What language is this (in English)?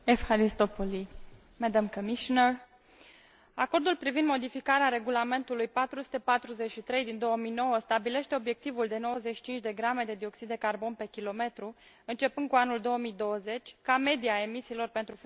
Romanian